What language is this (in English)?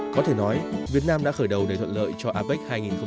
Vietnamese